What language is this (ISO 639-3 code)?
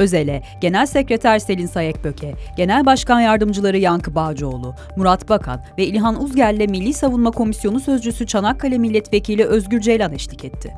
tur